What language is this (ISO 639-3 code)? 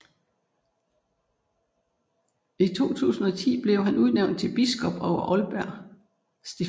dan